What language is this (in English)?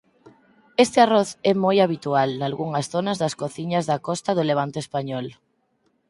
Galician